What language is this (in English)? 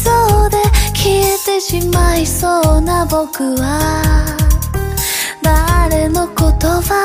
Chinese